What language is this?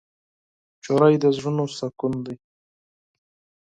Pashto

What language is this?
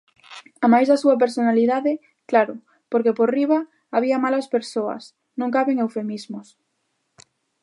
Galician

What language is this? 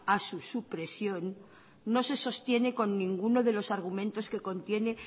Spanish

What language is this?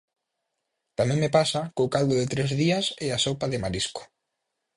Galician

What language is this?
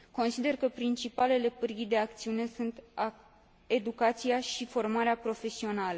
Romanian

